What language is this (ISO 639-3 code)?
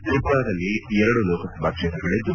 kan